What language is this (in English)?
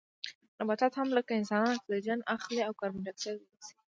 Pashto